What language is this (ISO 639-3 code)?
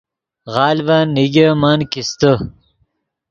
ydg